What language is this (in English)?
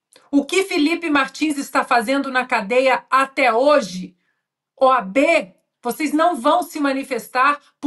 Portuguese